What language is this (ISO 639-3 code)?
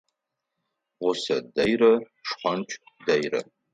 ady